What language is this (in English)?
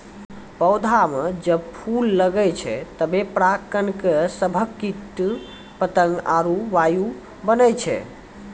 Maithili